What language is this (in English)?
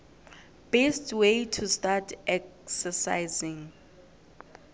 South Ndebele